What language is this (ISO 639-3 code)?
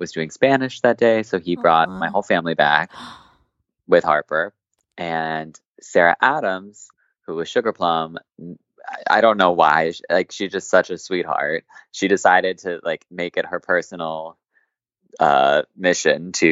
eng